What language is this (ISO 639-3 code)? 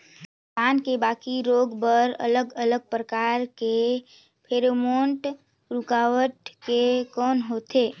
hne